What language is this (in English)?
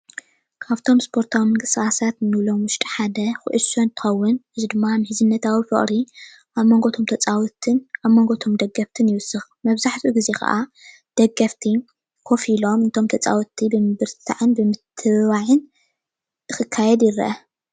Tigrinya